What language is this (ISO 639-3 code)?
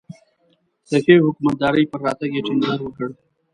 pus